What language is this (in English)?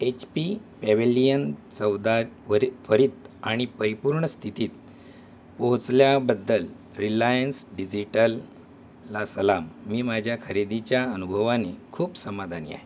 Marathi